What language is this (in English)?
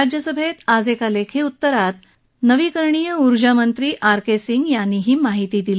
Marathi